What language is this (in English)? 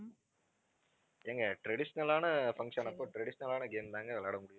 Tamil